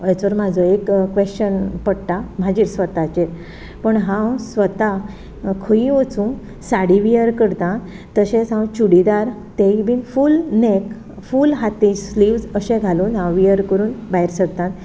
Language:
Konkani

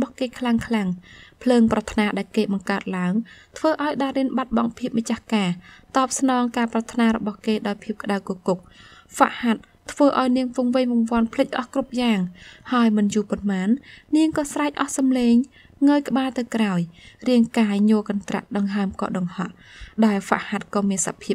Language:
Vietnamese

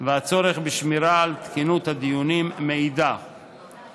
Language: Hebrew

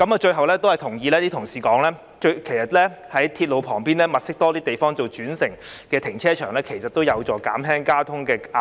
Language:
Cantonese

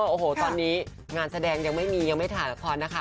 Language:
Thai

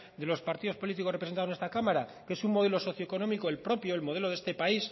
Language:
Spanish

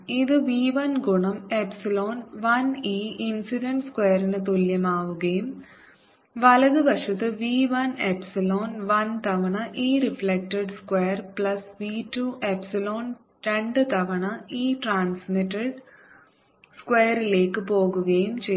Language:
Malayalam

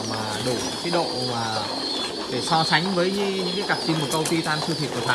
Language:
Vietnamese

